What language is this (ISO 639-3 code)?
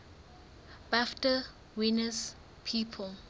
sot